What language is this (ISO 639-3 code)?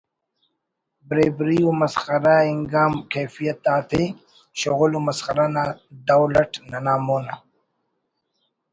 brh